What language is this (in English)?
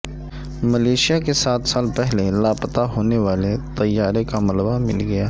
Urdu